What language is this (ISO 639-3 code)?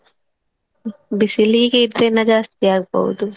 kan